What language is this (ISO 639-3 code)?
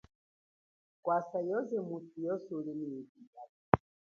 cjk